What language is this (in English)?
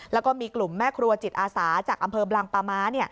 Thai